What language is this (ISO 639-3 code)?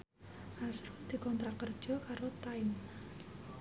jav